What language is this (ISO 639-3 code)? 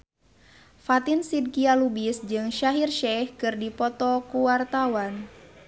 sun